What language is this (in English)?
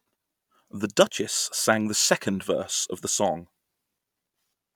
English